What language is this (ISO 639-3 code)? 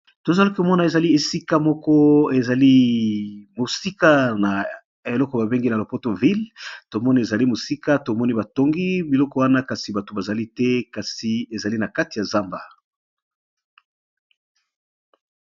lin